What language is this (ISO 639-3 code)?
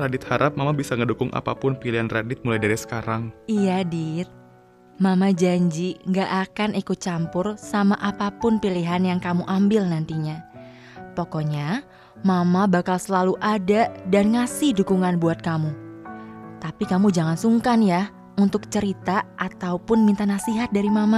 ind